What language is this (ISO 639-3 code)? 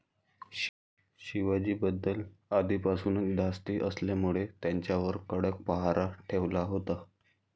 mar